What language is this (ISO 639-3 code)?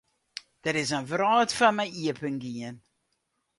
fry